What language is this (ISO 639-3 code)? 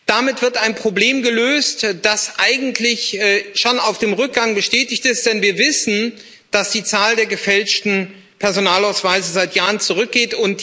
deu